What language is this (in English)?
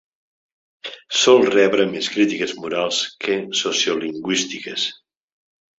Catalan